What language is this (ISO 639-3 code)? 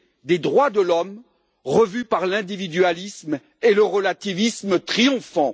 fra